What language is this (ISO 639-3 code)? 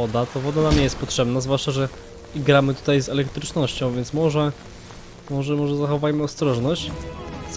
pol